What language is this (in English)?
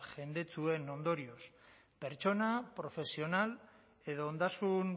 Basque